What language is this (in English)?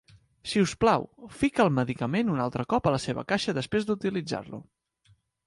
Catalan